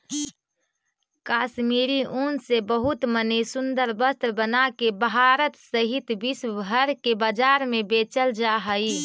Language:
Magahi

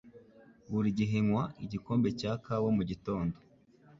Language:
Kinyarwanda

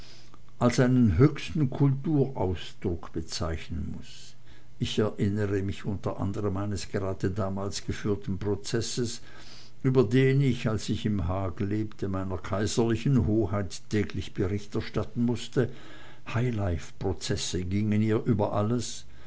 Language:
German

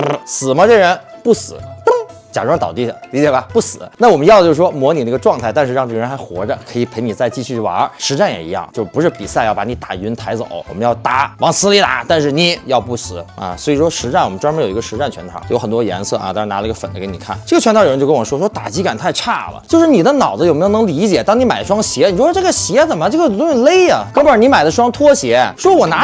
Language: Chinese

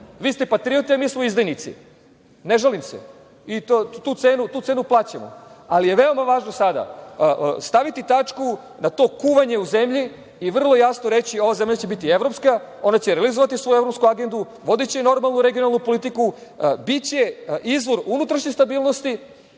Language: Serbian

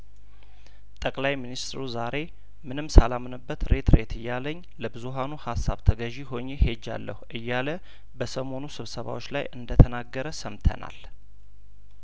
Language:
Amharic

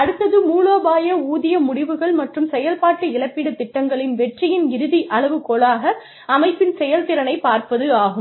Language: Tamil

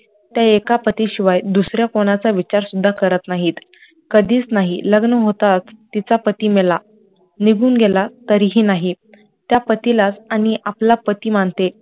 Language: Marathi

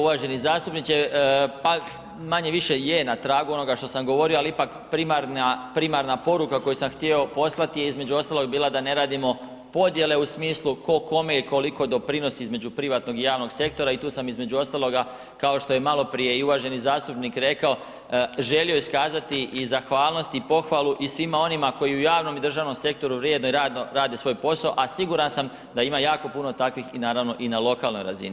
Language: Croatian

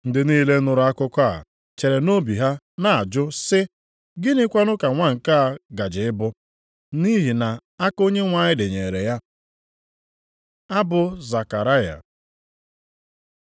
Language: Igbo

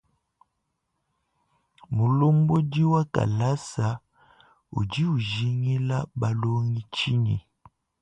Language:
Luba-Lulua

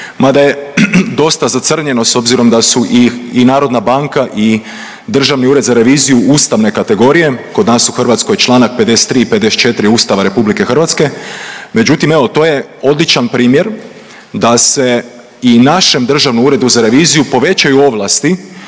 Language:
Croatian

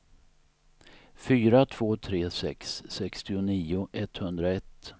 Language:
Swedish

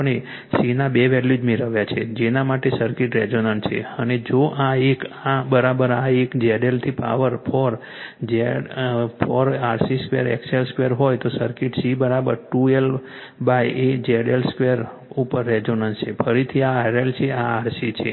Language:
Gujarati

